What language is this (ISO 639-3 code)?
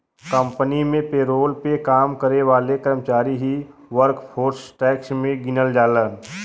bho